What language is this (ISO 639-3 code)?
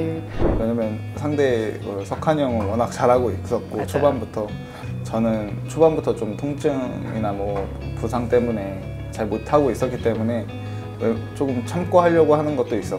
kor